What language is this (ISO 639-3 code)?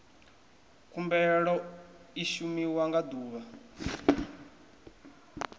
ven